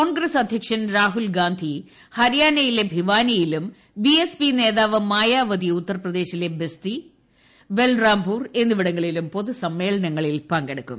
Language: Malayalam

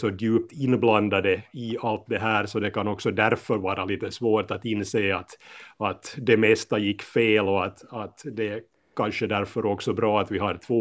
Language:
Swedish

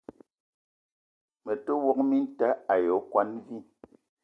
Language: Eton (Cameroon)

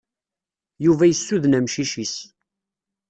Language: Kabyle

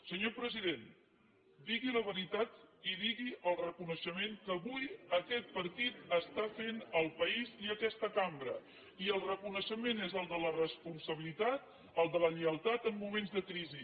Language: Catalan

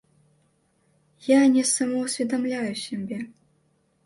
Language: Belarusian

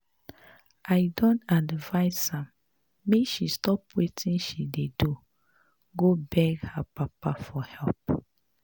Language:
Nigerian Pidgin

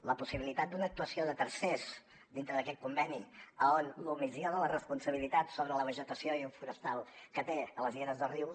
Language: Catalan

